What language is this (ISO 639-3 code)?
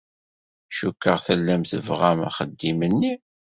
kab